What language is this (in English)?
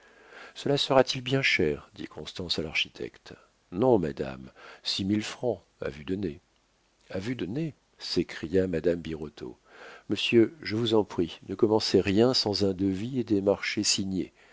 French